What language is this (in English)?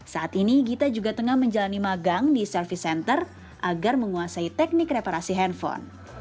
Indonesian